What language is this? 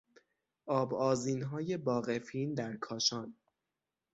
Persian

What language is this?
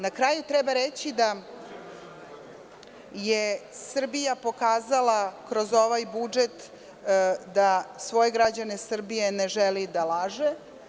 Serbian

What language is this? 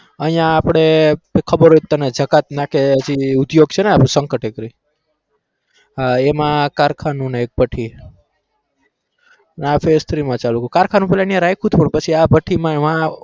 Gujarati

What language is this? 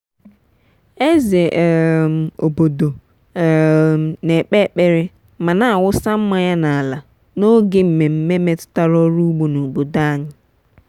Igbo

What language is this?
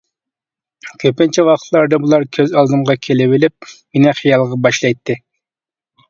Uyghur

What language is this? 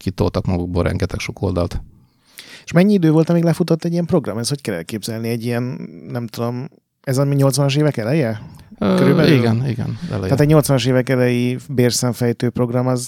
Hungarian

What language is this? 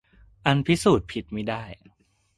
Thai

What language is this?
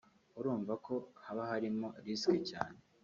Kinyarwanda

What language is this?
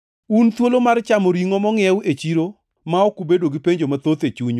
Luo (Kenya and Tanzania)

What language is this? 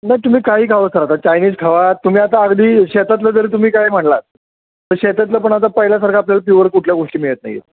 Marathi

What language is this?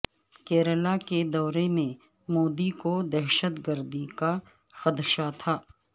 Urdu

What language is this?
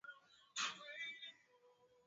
Swahili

